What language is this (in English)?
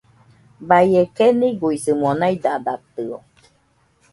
Nüpode Huitoto